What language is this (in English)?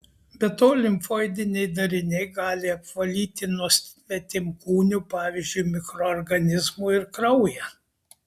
Lithuanian